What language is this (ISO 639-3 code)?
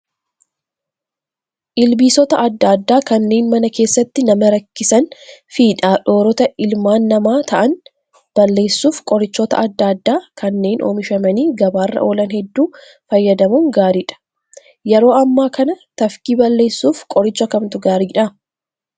orm